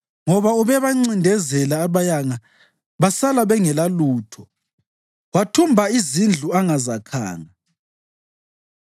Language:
North Ndebele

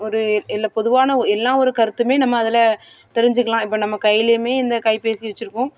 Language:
Tamil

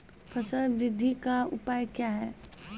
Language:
Maithili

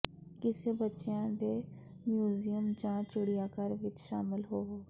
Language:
Punjabi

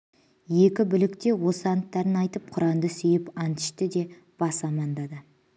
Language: Kazakh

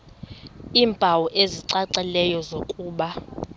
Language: Xhosa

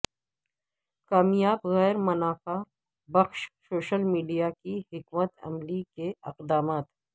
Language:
Urdu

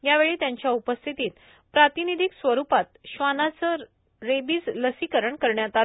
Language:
Marathi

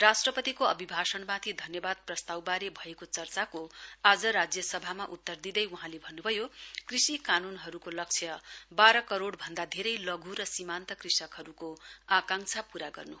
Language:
Nepali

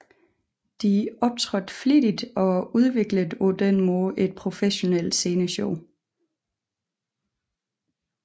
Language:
Danish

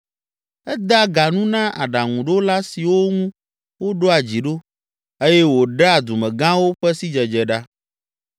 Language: Ewe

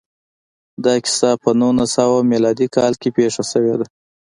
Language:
Pashto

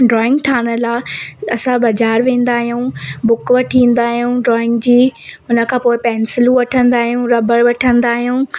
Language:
Sindhi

